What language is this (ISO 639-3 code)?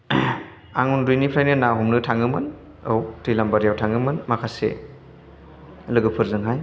brx